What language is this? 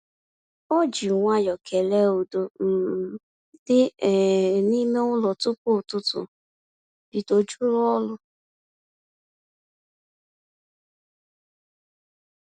Igbo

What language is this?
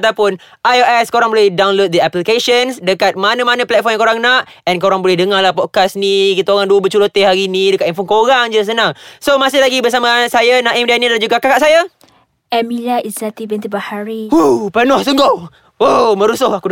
Malay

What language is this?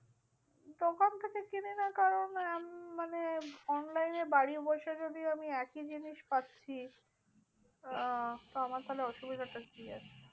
Bangla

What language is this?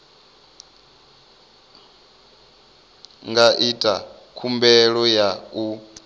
Venda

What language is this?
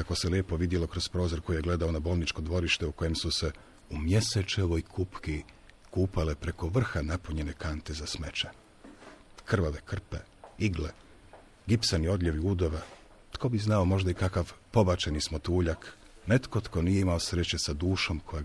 Croatian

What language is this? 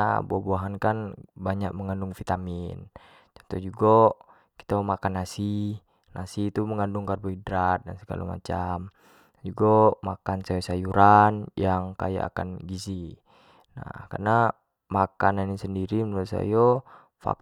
Jambi Malay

